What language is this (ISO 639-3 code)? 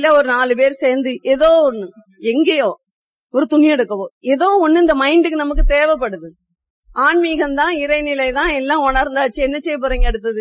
tam